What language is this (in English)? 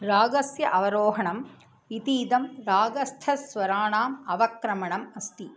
Sanskrit